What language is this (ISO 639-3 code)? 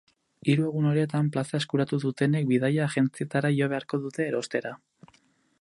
eus